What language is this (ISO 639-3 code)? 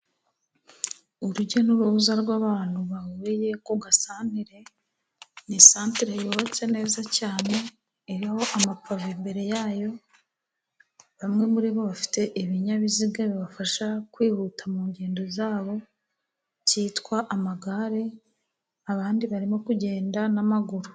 kin